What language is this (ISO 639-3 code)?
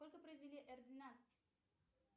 rus